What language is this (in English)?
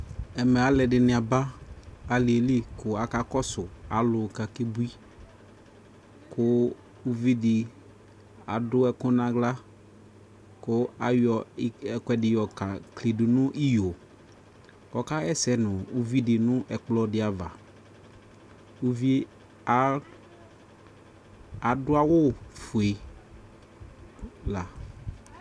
Ikposo